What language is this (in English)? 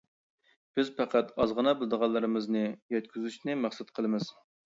Uyghur